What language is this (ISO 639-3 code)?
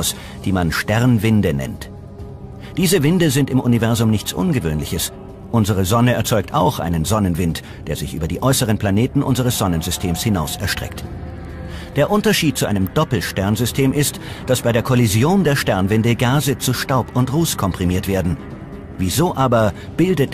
deu